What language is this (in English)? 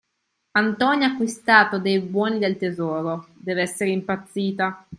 Italian